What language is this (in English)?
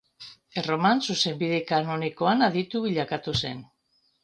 Basque